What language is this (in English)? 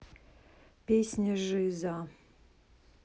Russian